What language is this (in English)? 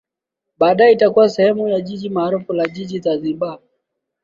Swahili